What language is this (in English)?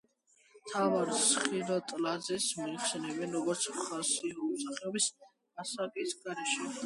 Georgian